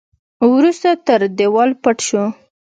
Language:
Pashto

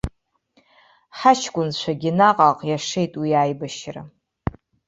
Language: Abkhazian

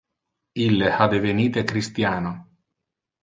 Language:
Interlingua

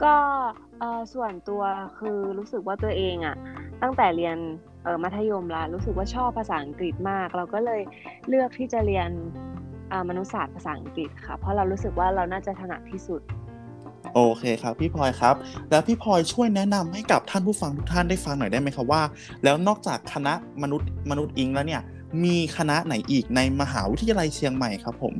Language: Thai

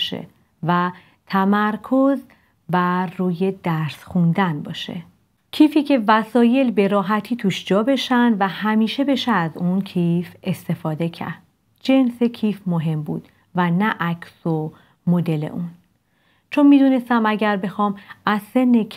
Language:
Persian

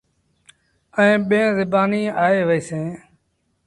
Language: Sindhi Bhil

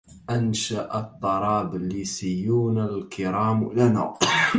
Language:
Arabic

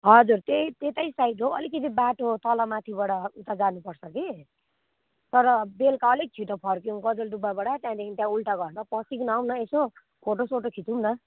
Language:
Nepali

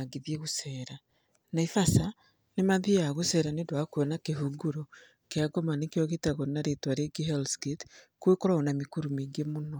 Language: Kikuyu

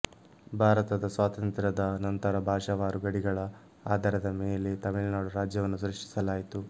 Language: Kannada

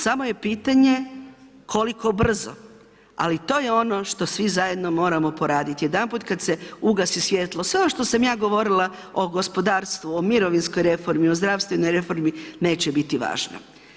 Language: Croatian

